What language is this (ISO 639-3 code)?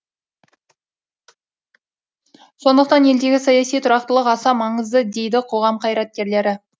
kaz